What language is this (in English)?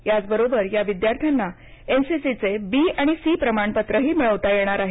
Marathi